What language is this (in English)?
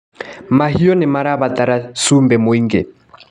Kikuyu